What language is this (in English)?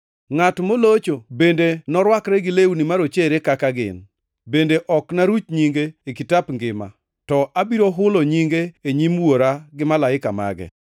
Luo (Kenya and Tanzania)